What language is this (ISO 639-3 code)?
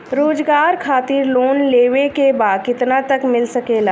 bho